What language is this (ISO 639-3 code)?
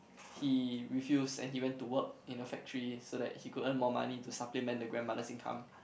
eng